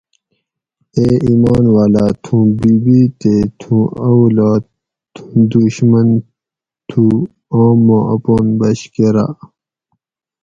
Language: Gawri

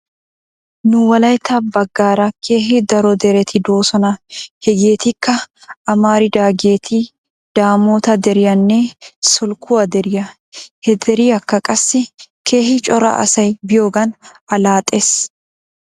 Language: Wolaytta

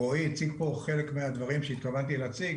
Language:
Hebrew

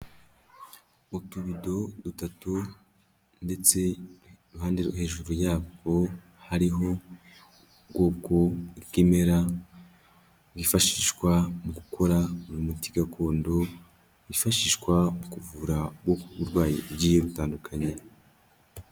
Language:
Kinyarwanda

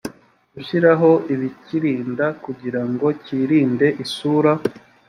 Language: Kinyarwanda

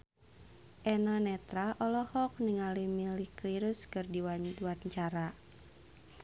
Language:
Sundanese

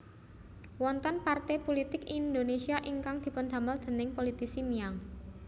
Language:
Javanese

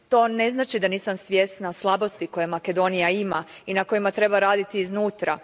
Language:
Croatian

